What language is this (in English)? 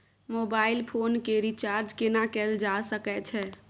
Maithili